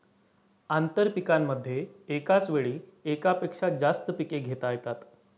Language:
Marathi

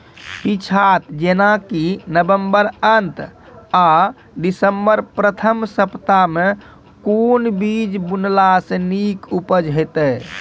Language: Maithili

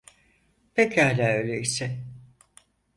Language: Turkish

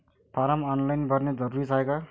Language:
Marathi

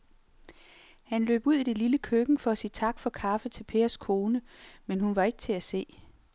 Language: Danish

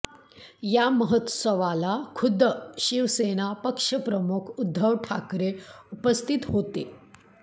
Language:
Marathi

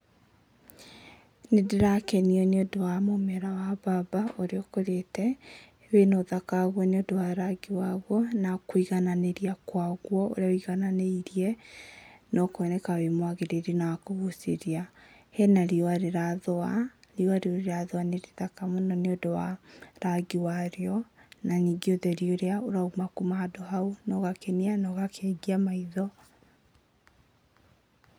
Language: Kikuyu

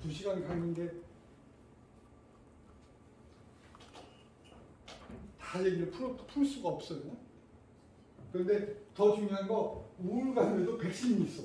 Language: Korean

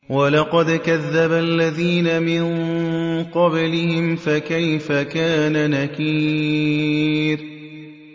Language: Arabic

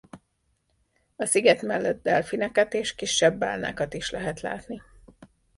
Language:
Hungarian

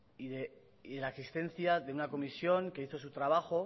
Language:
Spanish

